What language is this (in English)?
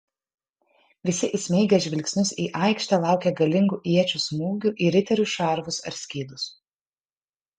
Lithuanian